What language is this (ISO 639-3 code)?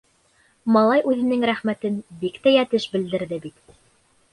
bak